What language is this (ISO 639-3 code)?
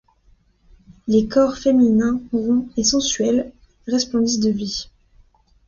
fra